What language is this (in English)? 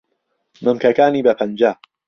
Central Kurdish